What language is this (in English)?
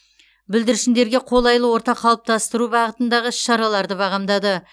Kazakh